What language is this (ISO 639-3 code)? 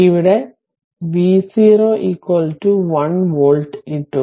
mal